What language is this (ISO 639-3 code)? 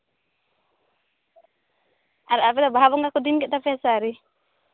sat